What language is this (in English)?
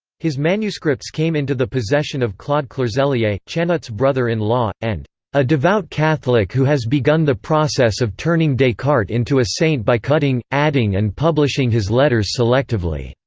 English